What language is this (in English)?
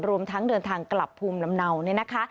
Thai